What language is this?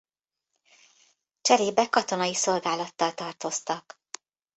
Hungarian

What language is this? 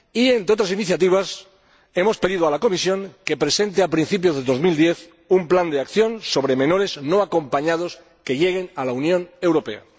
Spanish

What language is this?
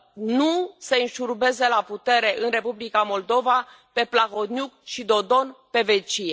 Romanian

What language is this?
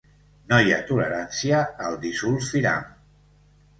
Catalan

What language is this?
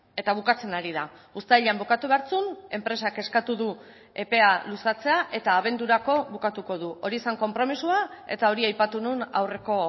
Basque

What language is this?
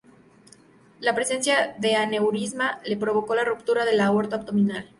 Spanish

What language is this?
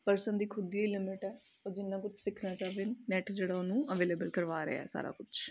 Punjabi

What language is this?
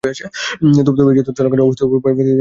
Bangla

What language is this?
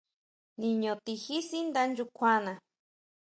Huautla Mazatec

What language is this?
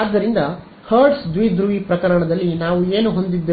Kannada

